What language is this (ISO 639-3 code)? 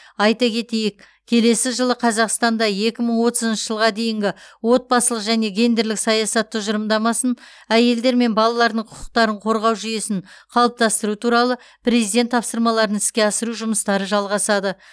kaz